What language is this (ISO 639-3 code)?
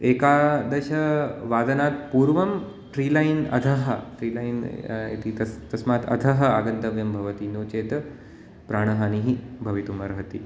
san